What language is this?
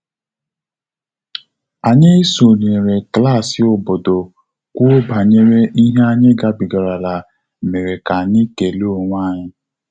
Igbo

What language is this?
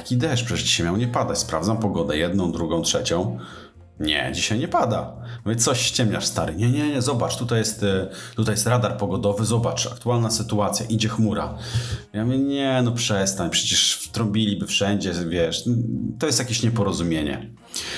Polish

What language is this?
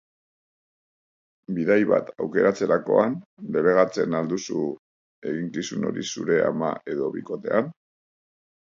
Basque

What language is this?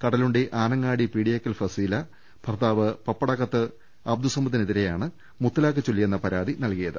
Malayalam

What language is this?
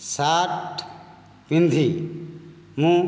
Odia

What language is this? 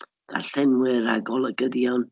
Welsh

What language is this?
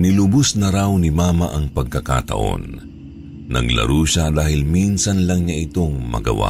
Filipino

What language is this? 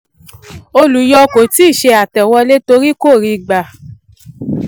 Yoruba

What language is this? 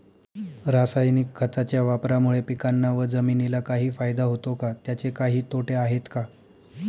Marathi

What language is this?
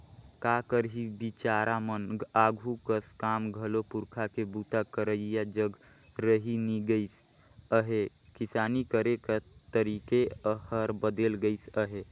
Chhattisgarhi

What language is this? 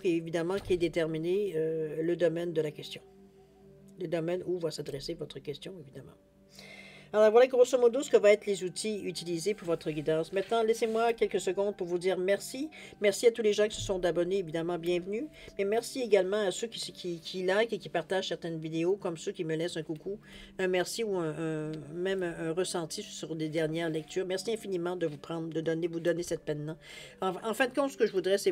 French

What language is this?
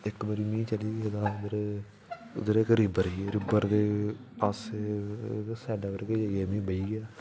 Dogri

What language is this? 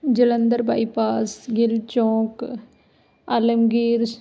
Punjabi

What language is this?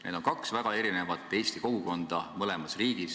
Estonian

